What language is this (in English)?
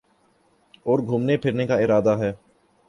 Urdu